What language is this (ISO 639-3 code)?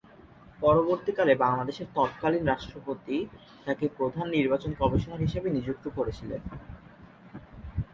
ben